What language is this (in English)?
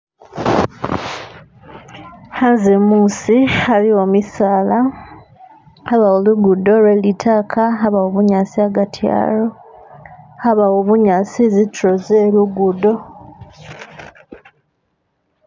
Masaaba